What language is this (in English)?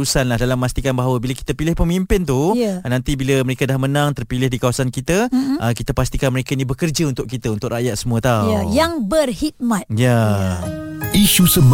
Malay